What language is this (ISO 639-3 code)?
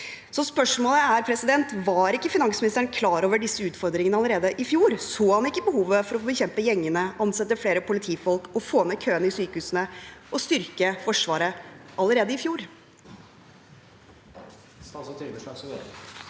nor